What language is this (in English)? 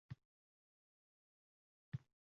Uzbek